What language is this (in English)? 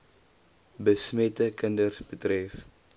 Afrikaans